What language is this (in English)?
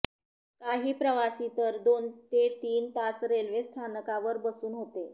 Marathi